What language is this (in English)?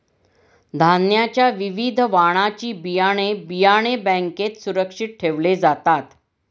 Marathi